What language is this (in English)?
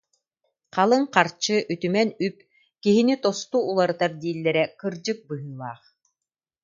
Yakut